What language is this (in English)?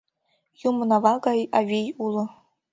Mari